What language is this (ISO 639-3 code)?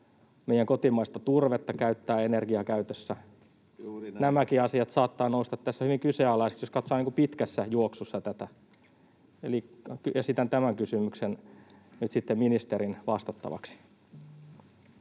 fin